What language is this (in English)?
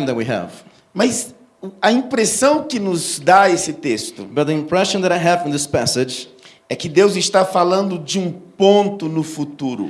Portuguese